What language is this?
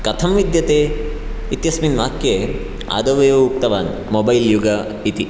Sanskrit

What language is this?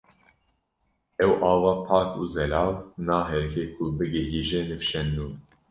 Kurdish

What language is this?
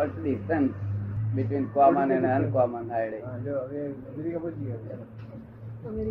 Gujarati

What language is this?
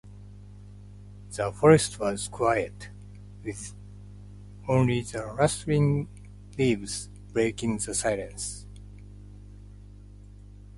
Japanese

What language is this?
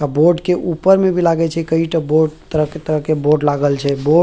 Maithili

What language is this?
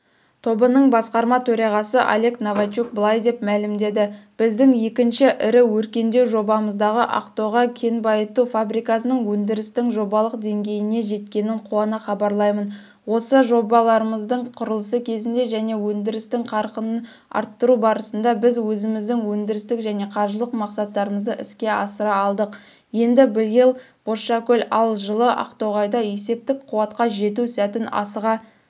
Kazakh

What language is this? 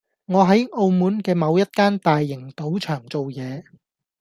Cantonese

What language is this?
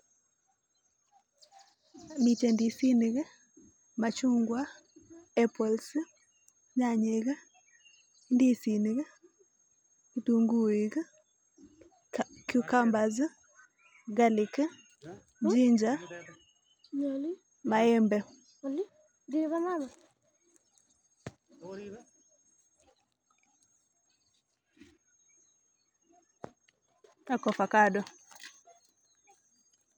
Kalenjin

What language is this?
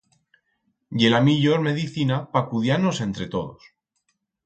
Aragonese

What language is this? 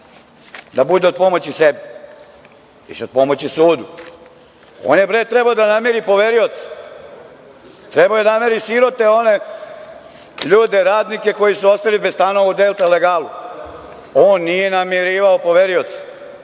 Serbian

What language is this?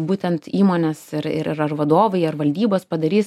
Lithuanian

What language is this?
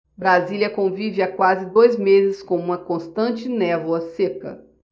Portuguese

